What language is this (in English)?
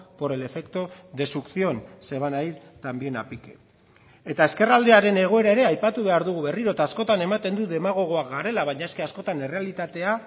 Basque